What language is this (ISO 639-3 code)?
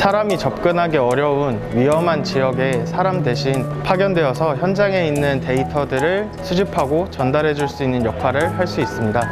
kor